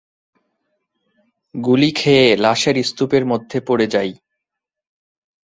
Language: Bangla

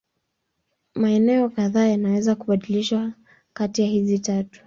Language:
Swahili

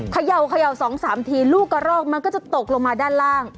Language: Thai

